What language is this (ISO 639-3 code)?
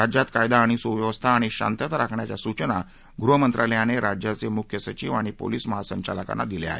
mar